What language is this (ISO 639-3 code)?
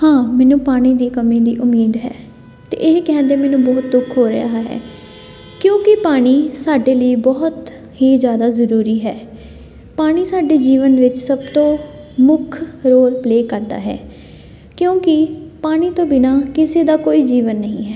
pan